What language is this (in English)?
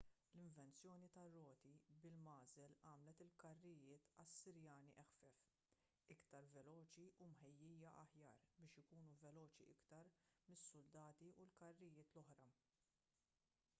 Maltese